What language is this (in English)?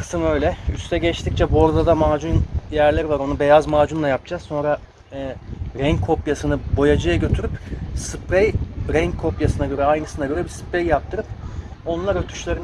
Turkish